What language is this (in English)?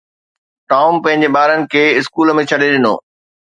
Sindhi